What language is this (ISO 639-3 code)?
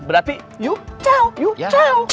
ind